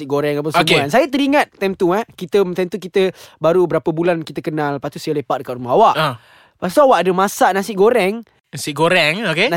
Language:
Malay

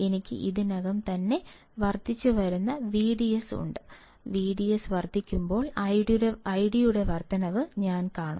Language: Malayalam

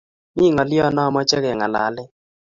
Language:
Kalenjin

